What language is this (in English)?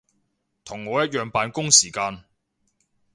Cantonese